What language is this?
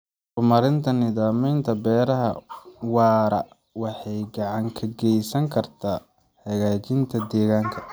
Somali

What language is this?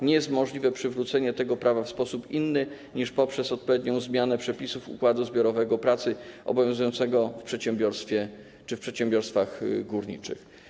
Polish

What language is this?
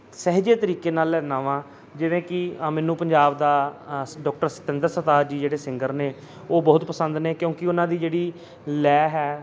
Punjabi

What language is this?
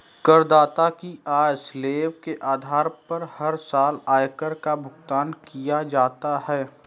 Hindi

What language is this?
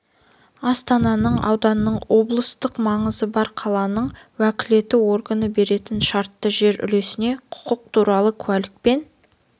Kazakh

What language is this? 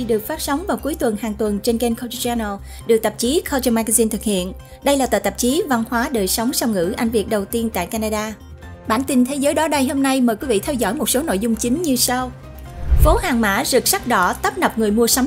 Vietnamese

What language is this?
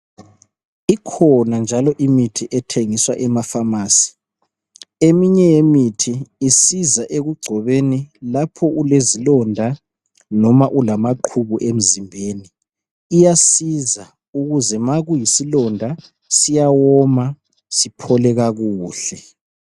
North Ndebele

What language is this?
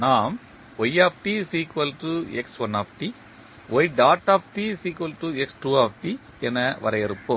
Tamil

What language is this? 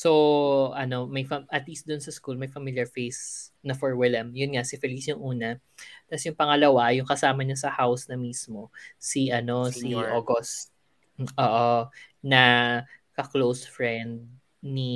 Filipino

